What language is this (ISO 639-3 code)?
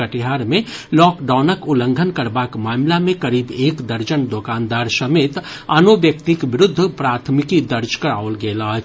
mai